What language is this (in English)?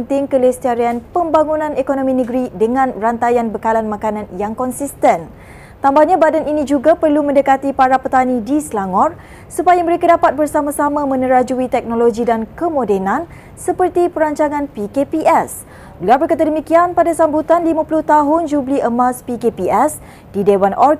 Malay